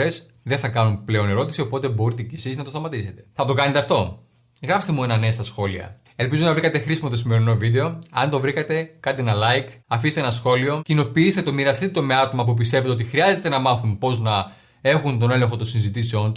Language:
Greek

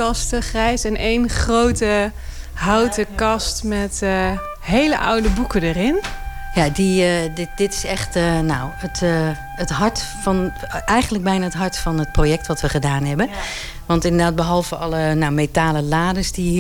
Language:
Dutch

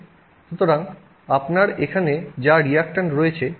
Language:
Bangla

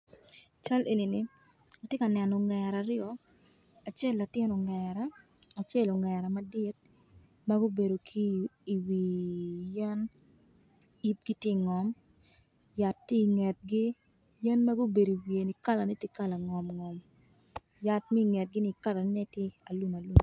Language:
Acoli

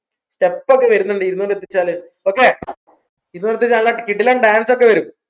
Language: Malayalam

